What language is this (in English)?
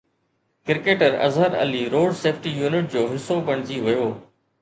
Sindhi